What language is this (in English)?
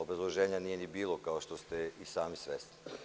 Serbian